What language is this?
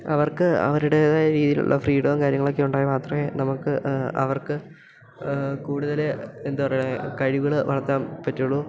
Malayalam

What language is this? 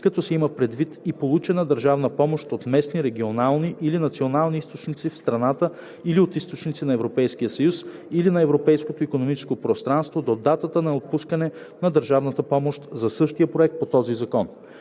Bulgarian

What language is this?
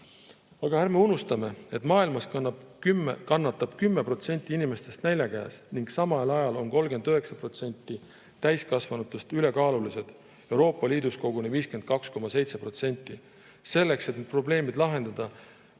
Estonian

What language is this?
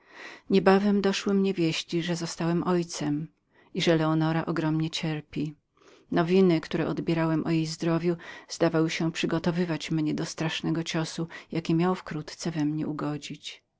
Polish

